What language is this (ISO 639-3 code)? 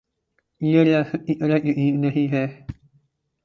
urd